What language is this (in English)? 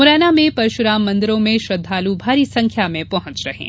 Hindi